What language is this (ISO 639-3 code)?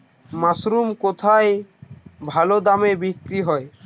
ben